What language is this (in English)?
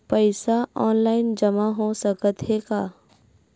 Chhattisgarhi